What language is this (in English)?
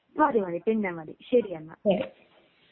Malayalam